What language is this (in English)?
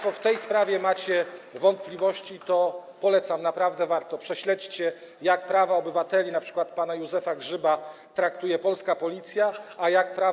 Polish